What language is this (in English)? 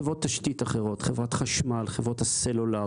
Hebrew